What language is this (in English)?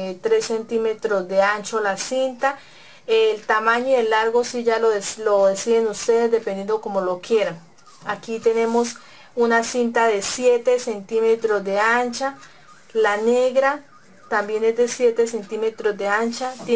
Spanish